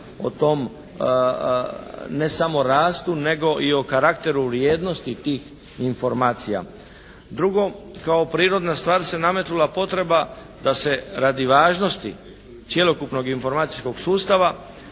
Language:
Croatian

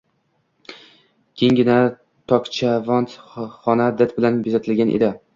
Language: Uzbek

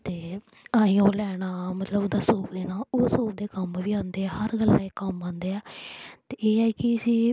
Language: Dogri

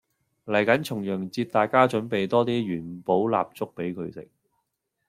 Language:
Cantonese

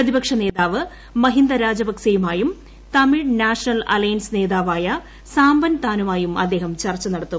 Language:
Malayalam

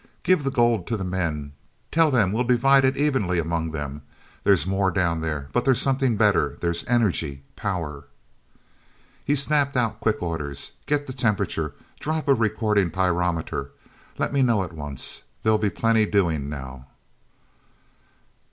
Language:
English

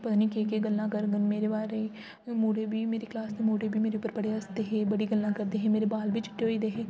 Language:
Dogri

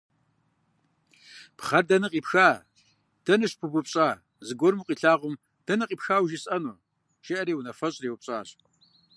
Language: Kabardian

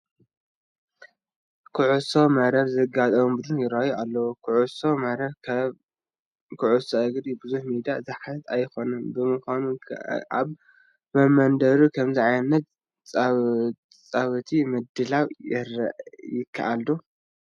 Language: Tigrinya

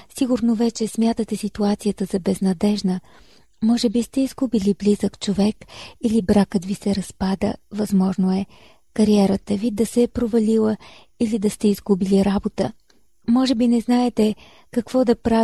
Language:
Bulgarian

